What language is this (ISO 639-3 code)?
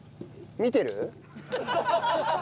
jpn